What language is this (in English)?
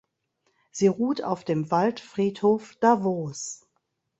German